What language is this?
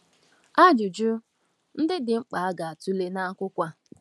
Igbo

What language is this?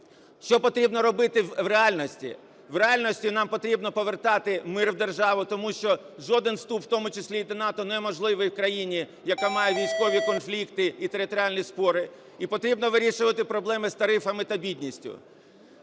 Ukrainian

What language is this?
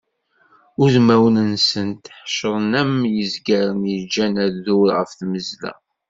Kabyle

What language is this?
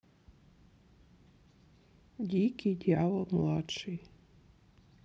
Russian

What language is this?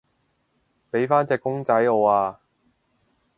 Cantonese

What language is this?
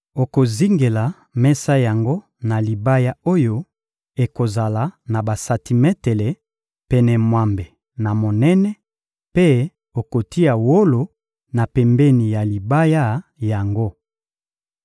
Lingala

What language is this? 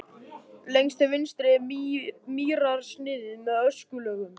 Icelandic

